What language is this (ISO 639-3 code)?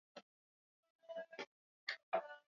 swa